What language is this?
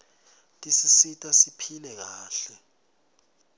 Swati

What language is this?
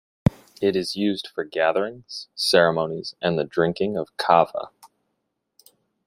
English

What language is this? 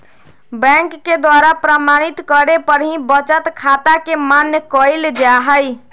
Magahi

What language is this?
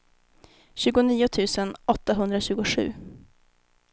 Swedish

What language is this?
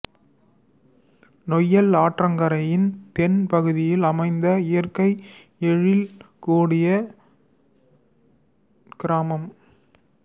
Tamil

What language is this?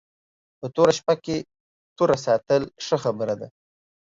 Pashto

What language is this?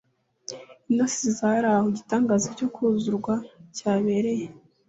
Kinyarwanda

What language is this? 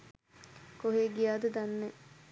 Sinhala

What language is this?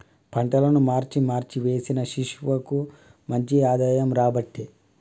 Telugu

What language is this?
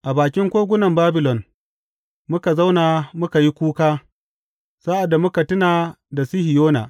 Hausa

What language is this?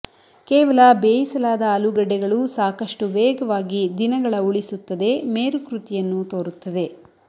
Kannada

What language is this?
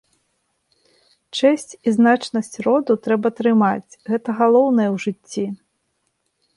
Belarusian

